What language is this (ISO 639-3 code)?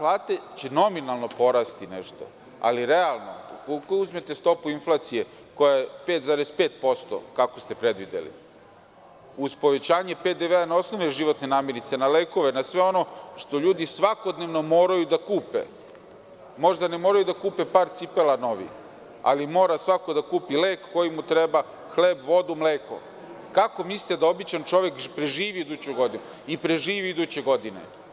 srp